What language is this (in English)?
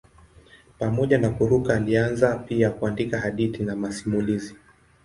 Swahili